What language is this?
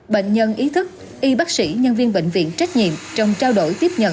Vietnamese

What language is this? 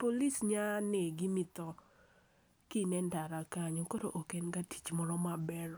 Luo (Kenya and Tanzania)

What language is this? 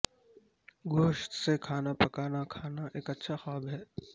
Urdu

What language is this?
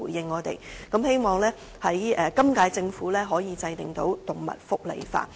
Cantonese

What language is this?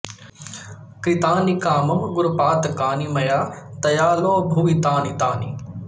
Sanskrit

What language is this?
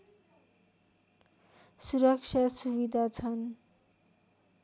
Nepali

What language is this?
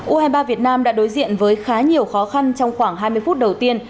Vietnamese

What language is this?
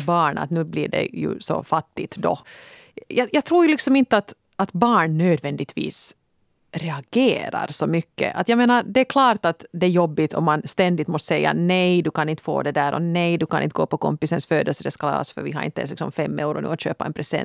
Swedish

